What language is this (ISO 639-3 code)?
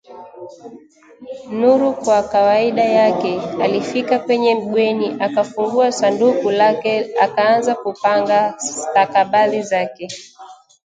swa